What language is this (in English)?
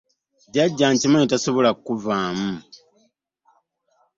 Ganda